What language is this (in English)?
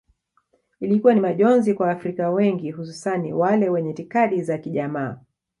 Swahili